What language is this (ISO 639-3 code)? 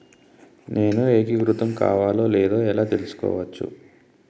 tel